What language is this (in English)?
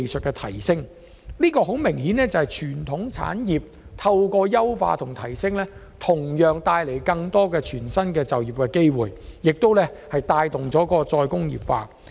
Cantonese